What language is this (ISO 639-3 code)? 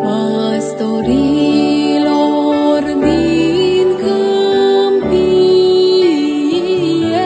ron